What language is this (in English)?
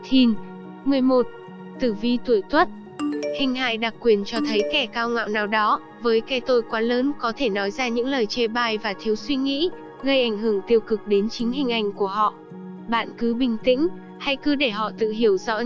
Vietnamese